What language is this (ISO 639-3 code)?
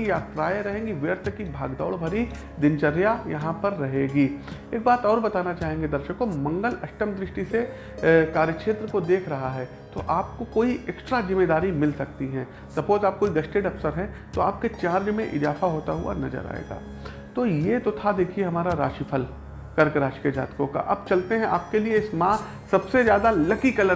hin